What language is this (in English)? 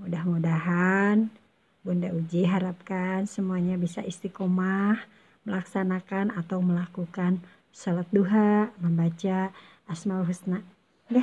Indonesian